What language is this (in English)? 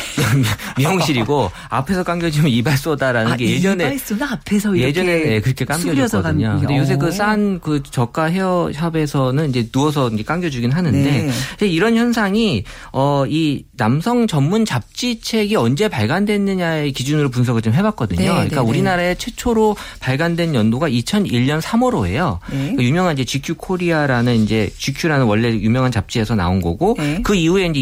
Korean